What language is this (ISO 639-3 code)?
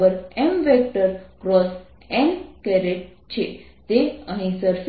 guj